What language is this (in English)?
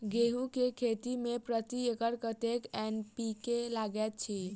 Maithili